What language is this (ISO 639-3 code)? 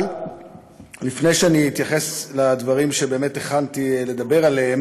heb